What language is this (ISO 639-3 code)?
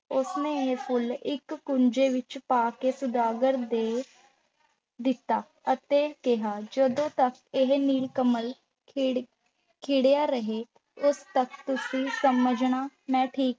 pan